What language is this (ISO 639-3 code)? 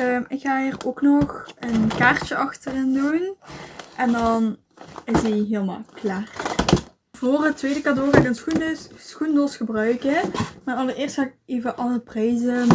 nld